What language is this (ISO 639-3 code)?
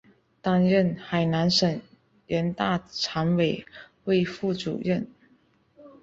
zho